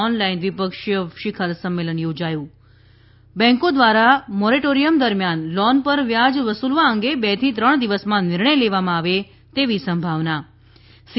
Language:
Gujarati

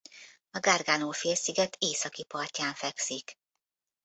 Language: Hungarian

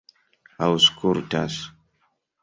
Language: Esperanto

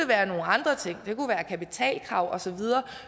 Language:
Danish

